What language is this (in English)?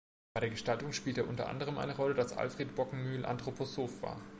German